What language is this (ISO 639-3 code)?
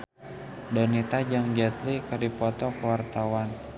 sun